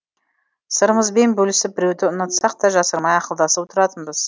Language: Kazakh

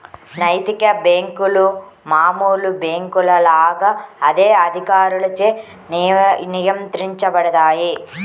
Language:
Telugu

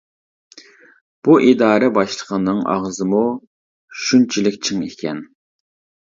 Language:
Uyghur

